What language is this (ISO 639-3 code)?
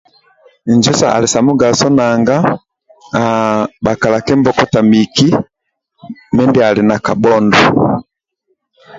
rwm